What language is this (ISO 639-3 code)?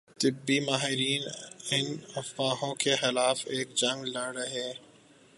urd